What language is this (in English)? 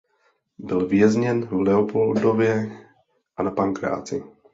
Czech